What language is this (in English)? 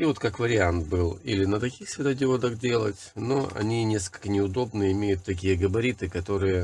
Russian